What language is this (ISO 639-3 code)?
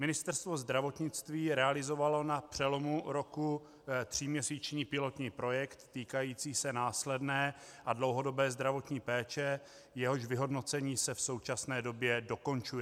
ces